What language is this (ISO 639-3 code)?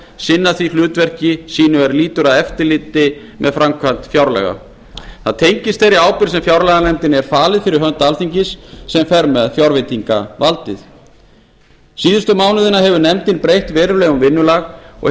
isl